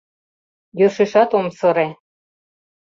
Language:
Mari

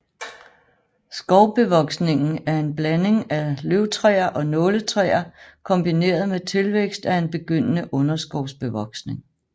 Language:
Danish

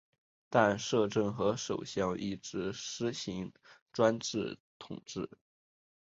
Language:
Chinese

